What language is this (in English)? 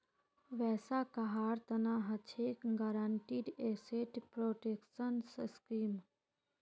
Magahi